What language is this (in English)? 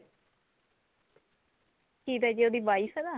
Punjabi